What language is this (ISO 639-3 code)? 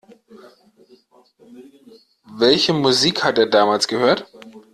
deu